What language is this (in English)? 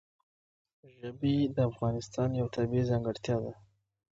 Pashto